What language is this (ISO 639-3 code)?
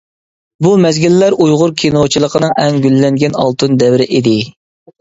uig